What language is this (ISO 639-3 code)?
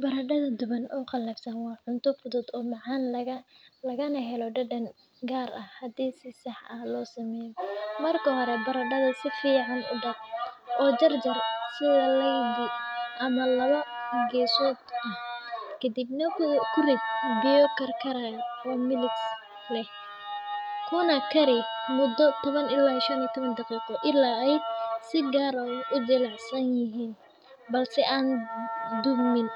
som